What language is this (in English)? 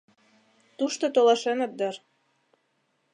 Mari